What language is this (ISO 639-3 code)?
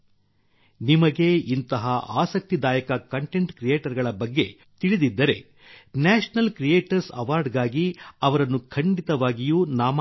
kan